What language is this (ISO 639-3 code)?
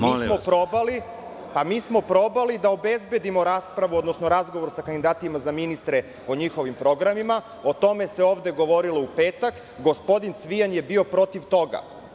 srp